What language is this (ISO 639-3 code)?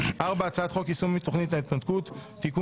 heb